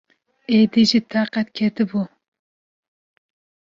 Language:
Kurdish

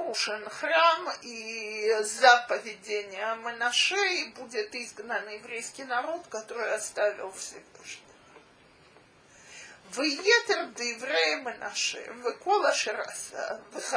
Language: Russian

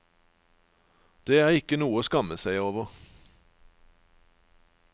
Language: Norwegian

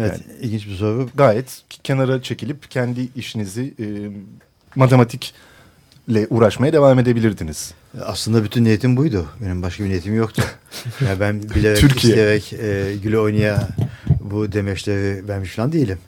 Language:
Turkish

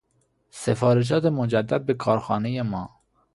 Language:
Persian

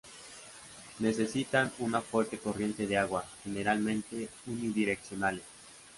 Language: Spanish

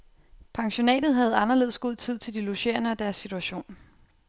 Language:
Danish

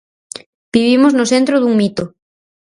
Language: Galician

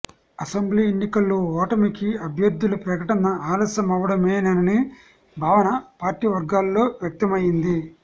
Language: Telugu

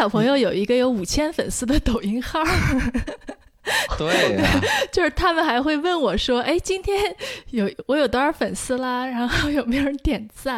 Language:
Chinese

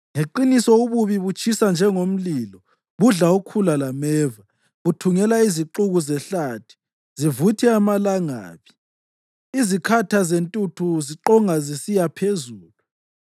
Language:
North Ndebele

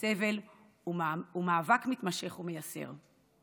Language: Hebrew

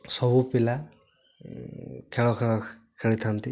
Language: Odia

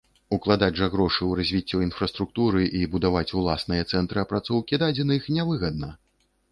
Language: Belarusian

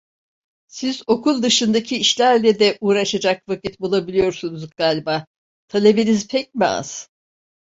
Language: Turkish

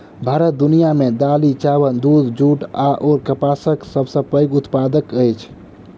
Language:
Maithili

